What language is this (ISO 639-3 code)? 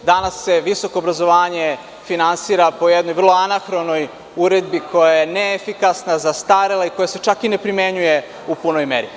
srp